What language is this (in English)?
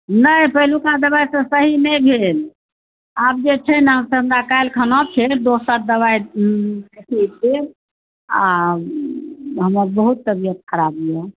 Maithili